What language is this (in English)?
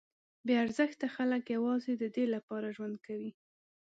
Pashto